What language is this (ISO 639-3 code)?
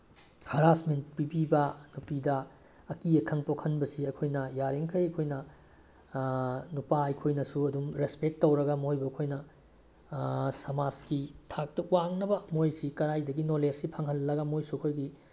mni